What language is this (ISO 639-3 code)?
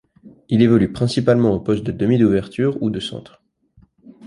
fra